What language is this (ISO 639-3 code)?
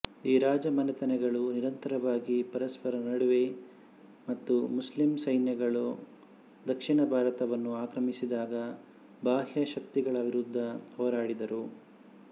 kan